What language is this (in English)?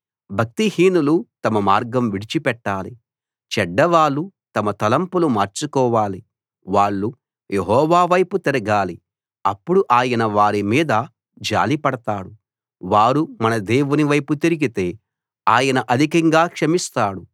Telugu